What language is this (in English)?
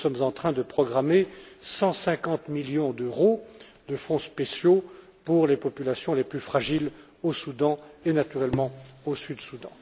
French